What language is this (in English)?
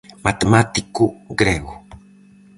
Galician